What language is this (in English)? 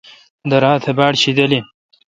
Kalkoti